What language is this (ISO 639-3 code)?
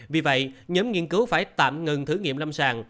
vie